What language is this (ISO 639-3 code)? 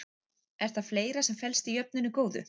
isl